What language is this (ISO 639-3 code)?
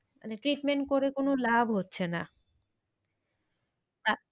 ben